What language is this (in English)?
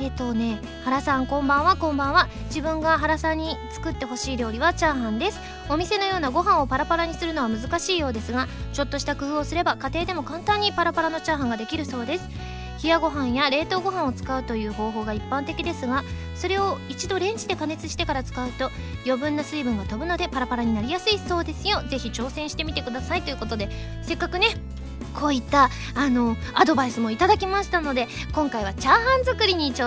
Japanese